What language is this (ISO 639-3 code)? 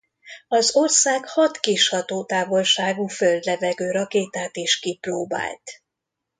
hun